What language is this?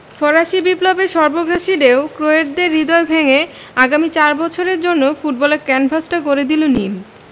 Bangla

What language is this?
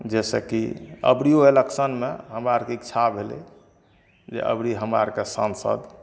Maithili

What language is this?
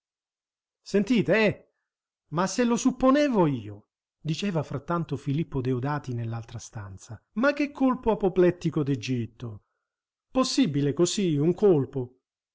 Italian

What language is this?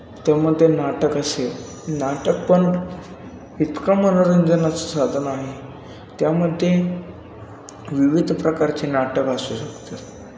Marathi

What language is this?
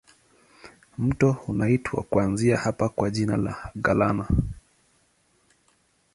Swahili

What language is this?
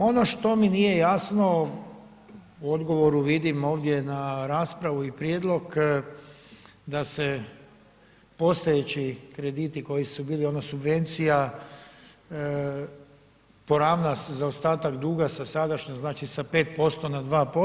Croatian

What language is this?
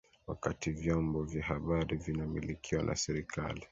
Swahili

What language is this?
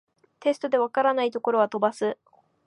Japanese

